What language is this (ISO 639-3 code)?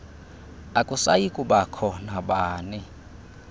xho